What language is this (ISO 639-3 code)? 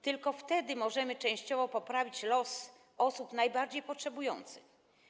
pol